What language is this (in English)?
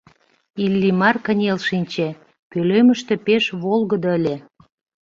Mari